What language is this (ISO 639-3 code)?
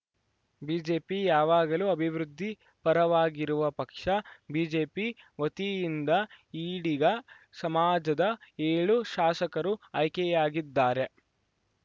kan